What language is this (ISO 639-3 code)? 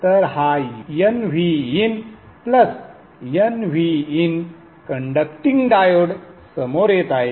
mar